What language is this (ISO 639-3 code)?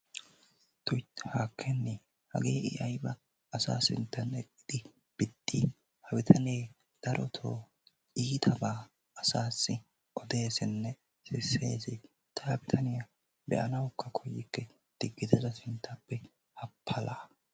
wal